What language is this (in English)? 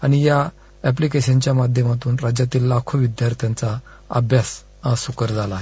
Marathi